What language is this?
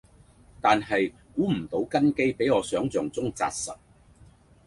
Cantonese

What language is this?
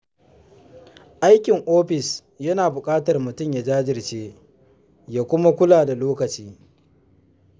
Hausa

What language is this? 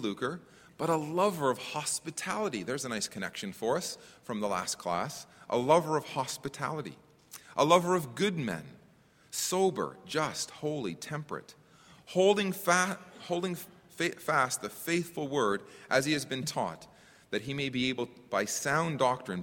English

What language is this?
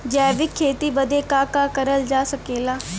Bhojpuri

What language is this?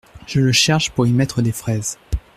French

